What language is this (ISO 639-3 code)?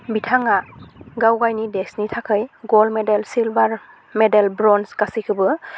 brx